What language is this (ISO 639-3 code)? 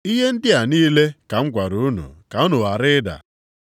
ibo